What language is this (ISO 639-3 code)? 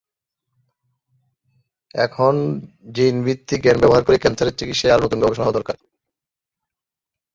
ben